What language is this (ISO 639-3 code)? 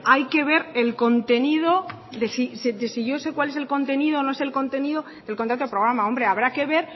spa